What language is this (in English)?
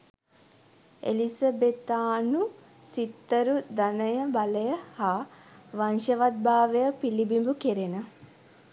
Sinhala